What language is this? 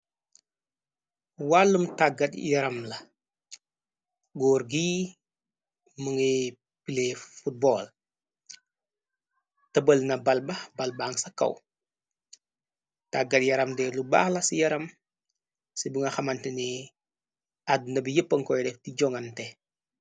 Wolof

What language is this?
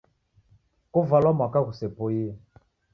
Taita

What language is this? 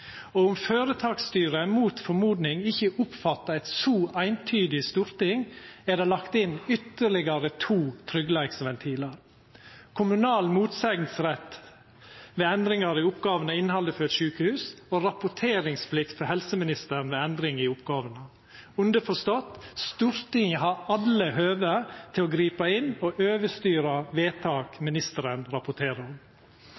Norwegian Nynorsk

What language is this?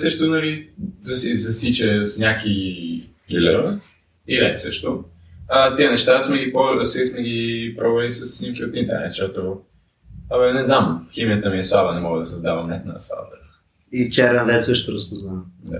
Bulgarian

